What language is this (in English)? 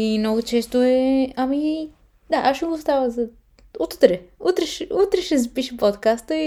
Bulgarian